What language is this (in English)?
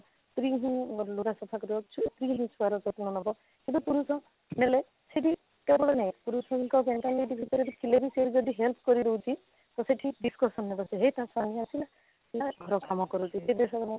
Odia